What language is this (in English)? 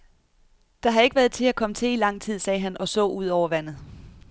Danish